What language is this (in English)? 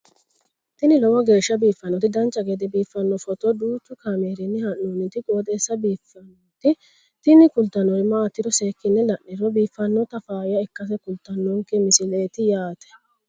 Sidamo